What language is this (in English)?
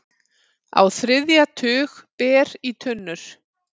Icelandic